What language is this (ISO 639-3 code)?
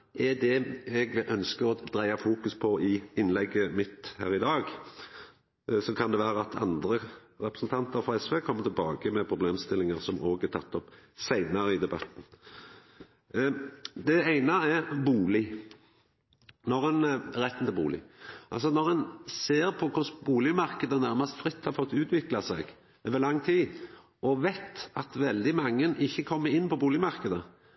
nno